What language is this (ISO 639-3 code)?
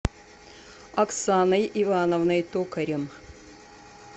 rus